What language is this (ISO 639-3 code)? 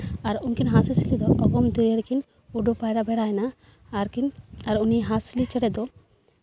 sat